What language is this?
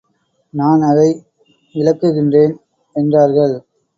Tamil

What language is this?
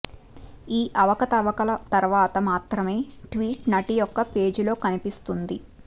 Telugu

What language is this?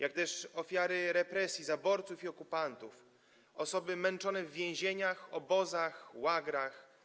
Polish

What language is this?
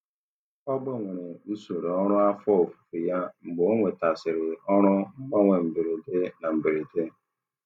Igbo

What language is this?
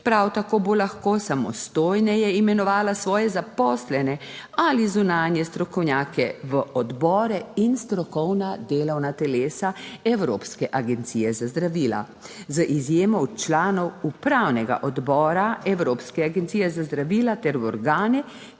Slovenian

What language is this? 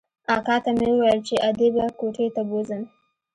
Pashto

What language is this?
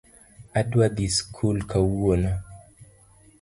Luo (Kenya and Tanzania)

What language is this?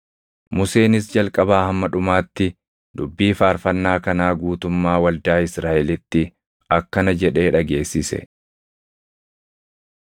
Oromo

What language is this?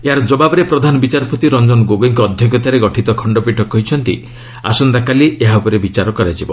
Odia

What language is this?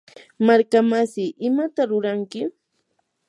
Yanahuanca Pasco Quechua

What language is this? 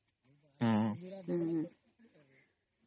Odia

